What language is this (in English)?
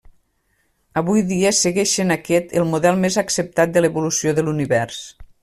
Catalan